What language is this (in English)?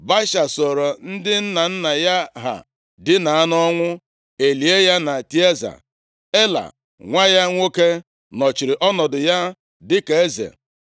Igbo